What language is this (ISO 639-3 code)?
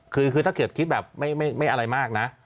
tha